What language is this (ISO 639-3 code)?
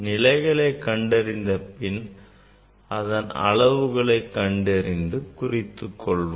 tam